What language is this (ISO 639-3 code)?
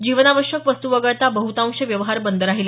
mar